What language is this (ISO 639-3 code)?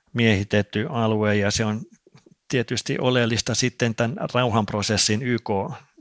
fin